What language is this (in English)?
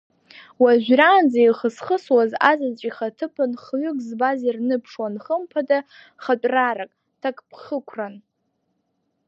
Abkhazian